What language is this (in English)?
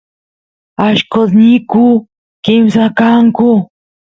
Santiago del Estero Quichua